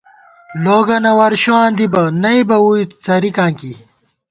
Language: Gawar-Bati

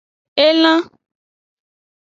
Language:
Aja (Benin)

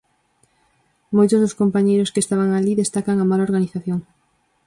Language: Galician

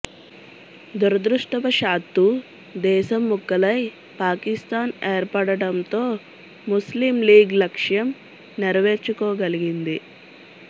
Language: Telugu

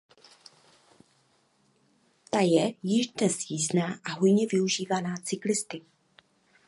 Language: Czech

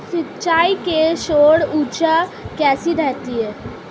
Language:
Hindi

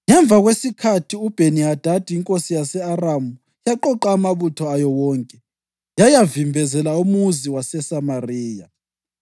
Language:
North Ndebele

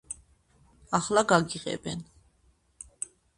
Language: Georgian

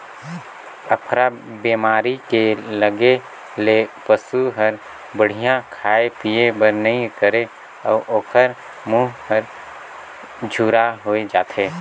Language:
Chhattisgarhi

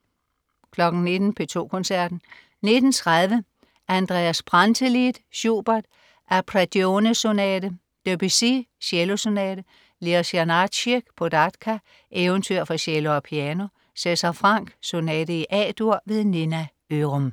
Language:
Danish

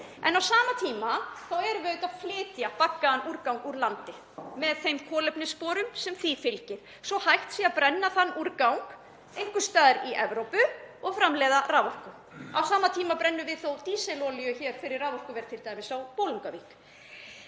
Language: Icelandic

